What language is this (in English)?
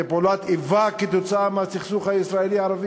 Hebrew